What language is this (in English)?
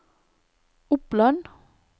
Norwegian